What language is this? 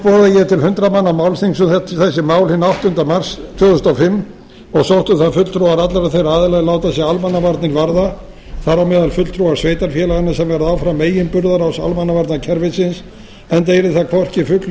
Icelandic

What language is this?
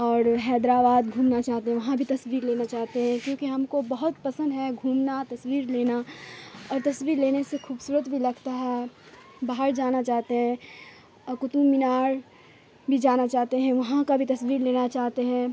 Urdu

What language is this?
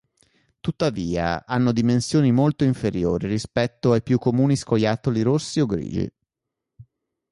Italian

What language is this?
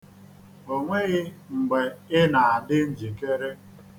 Igbo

